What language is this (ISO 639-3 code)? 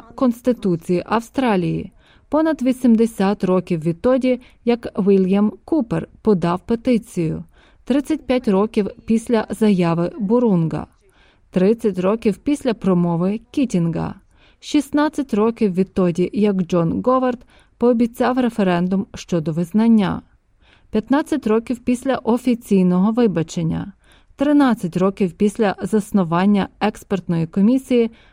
ukr